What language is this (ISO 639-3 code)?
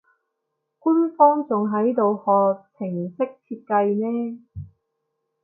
yue